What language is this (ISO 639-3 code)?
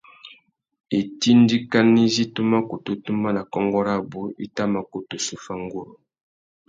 bag